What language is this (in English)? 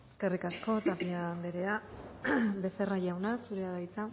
Basque